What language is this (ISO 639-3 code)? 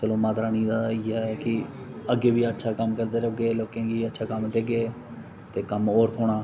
doi